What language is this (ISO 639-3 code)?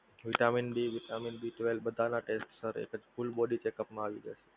guj